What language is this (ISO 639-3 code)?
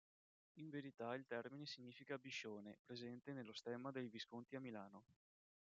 ita